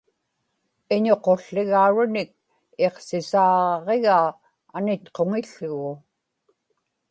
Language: Inupiaq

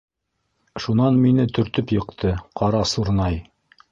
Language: Bashkir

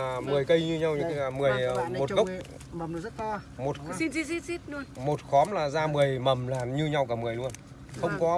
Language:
Vietnamese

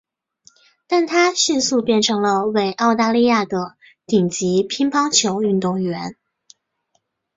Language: Chinese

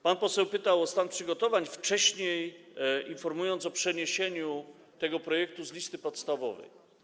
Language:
Polish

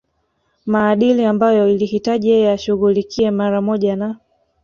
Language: Swahili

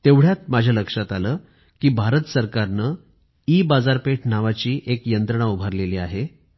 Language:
Marathi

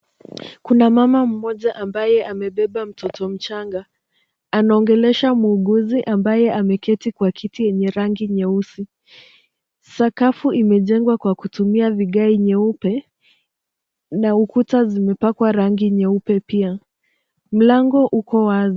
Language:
Swahili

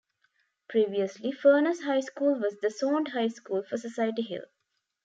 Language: English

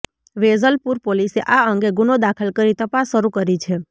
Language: Gujarati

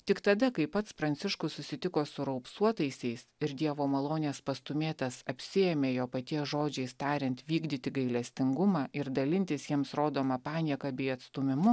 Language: Lithuanian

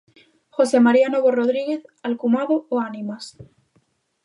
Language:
Galician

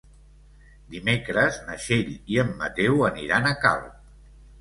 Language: Catalan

